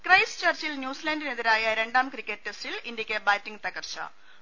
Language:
Malayalam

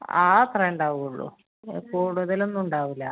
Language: Malayalam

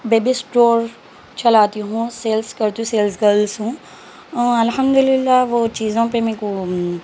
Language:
Urdu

